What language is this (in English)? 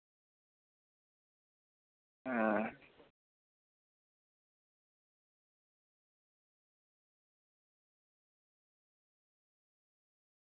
Santali